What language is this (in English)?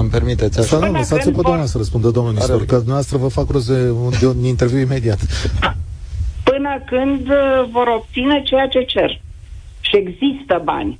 Romanian